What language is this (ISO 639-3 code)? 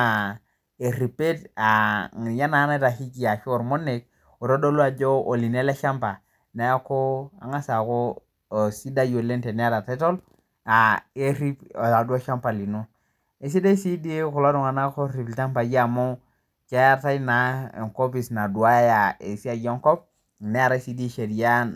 mas